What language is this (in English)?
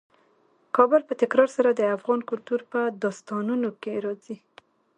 Pashto